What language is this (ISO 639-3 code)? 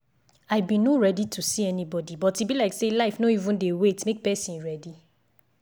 pcm